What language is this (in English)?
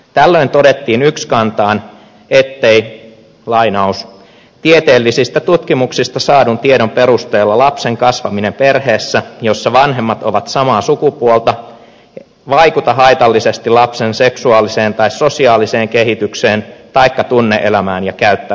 Finnish